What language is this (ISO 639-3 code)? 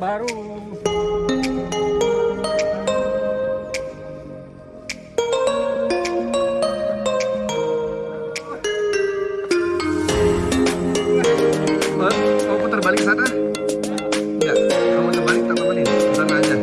ind